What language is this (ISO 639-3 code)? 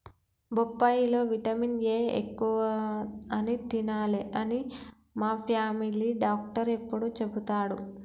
tel